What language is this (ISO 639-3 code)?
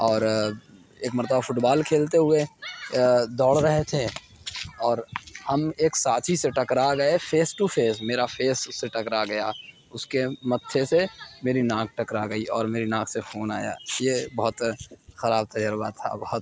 urd